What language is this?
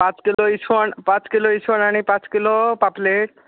Konkani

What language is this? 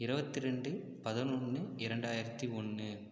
Tamil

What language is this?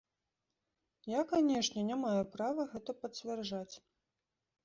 Belarusian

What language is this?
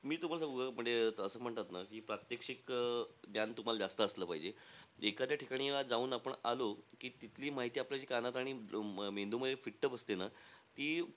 Marathi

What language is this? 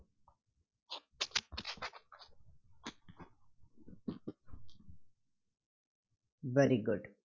Marathi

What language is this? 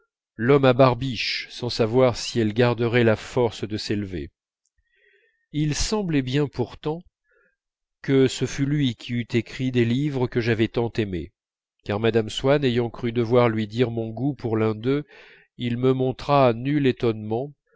French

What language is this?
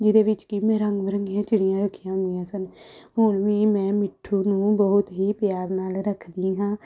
Punjabi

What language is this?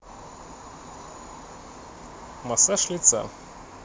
Russian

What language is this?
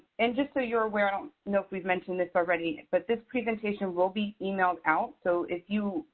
English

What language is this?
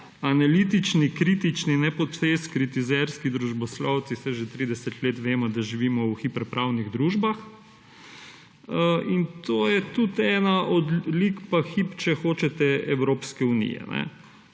Slovenian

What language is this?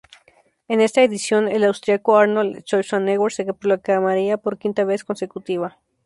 Spanish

